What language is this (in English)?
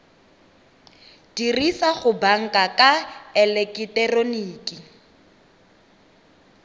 Tswana